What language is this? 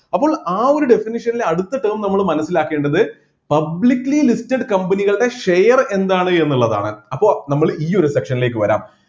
Malayalam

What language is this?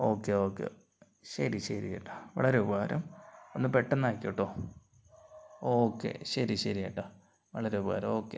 Malayalam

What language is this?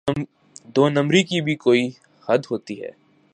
Urdu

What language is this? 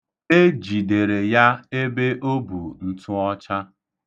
Igbo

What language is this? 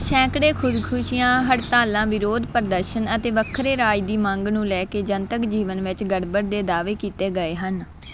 Punjabi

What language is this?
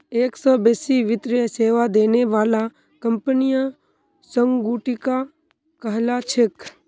Magahi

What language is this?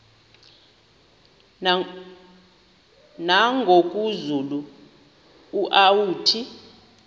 Xhosa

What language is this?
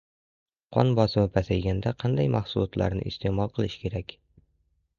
Uzbek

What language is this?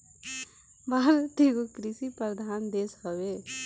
Bhojpuri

